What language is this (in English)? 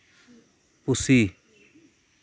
Santali